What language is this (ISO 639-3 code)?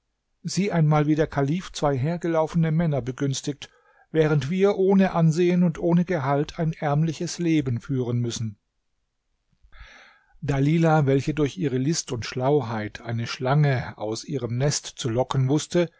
deu